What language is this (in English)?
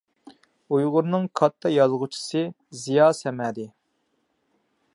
Uyghur